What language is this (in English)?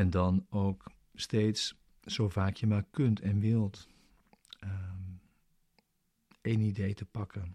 Dutch